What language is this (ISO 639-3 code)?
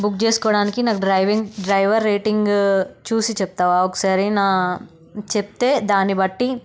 tel